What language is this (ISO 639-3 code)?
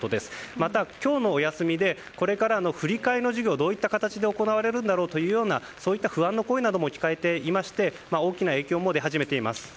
jpn